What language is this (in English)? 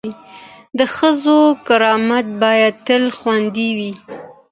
Pashto